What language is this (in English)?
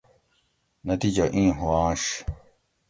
Gawri